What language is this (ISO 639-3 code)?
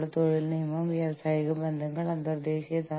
mal